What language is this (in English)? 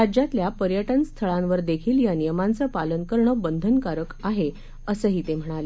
Marathi